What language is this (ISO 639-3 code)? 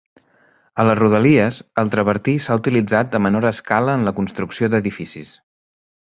cat